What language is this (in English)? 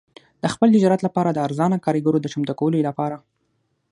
Pashto